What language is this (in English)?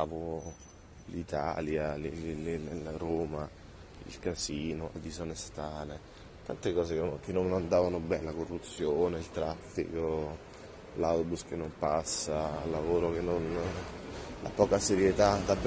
Italian